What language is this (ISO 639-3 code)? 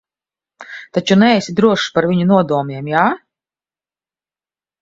lav